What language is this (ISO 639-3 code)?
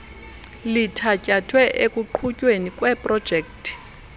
xho